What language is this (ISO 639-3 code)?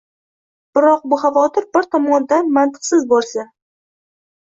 uzb